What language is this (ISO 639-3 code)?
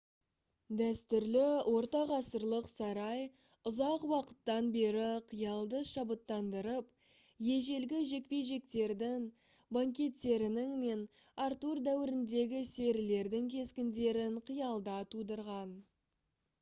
kaz